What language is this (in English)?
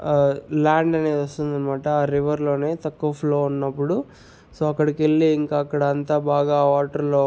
Telugu